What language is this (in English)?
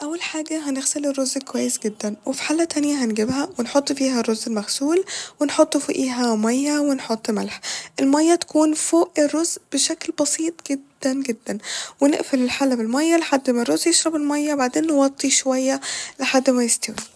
Egyptian Arabic